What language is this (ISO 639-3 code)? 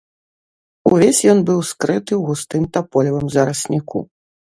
bel